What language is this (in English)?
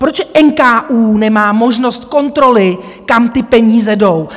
Czech